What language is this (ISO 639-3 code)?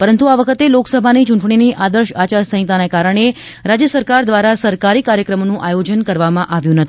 guj